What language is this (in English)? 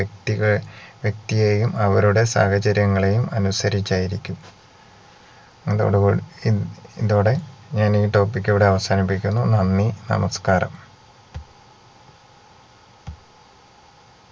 Malayalam